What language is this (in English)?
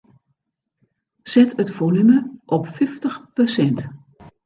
Western Frisian